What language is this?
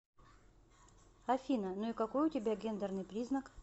Russian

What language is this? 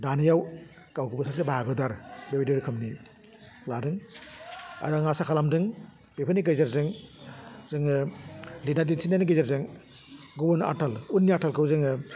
Bodo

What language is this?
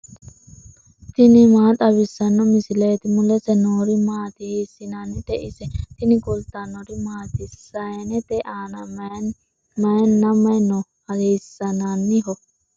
Sidamo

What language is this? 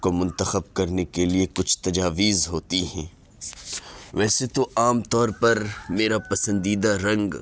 Urdu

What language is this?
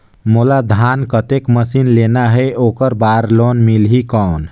Chhattisgarhi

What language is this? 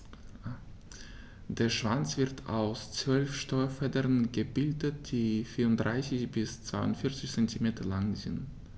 German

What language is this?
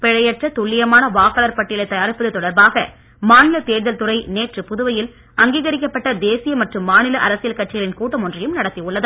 Tamil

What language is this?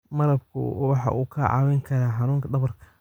Somali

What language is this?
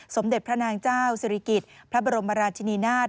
Thai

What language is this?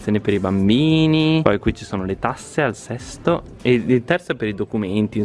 Italian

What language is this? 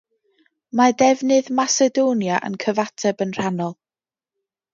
Welsh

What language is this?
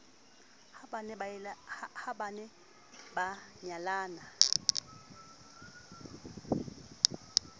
Southern Sotho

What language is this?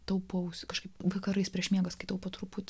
Lithuanian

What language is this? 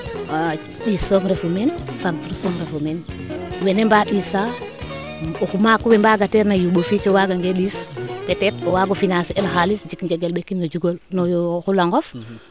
Serer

